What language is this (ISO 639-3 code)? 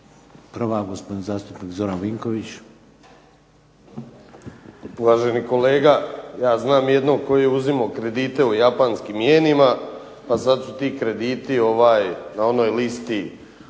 hrv